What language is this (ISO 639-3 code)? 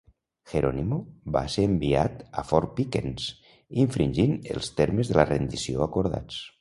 cat